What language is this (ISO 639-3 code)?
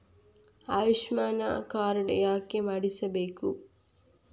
kan